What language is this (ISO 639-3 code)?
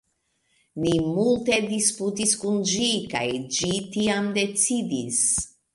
epo